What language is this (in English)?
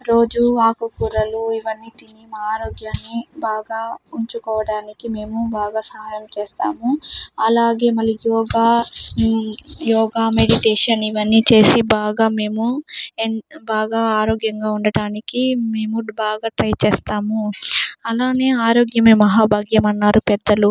Telugu